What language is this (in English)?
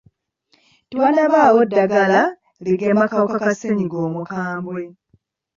Ganda